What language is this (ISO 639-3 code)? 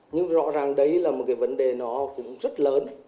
vie